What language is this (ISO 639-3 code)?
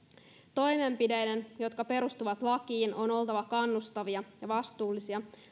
fin